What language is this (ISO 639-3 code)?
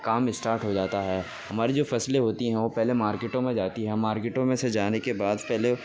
urd